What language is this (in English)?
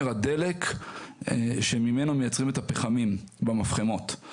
Hebrew